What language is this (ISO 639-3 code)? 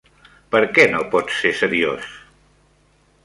cat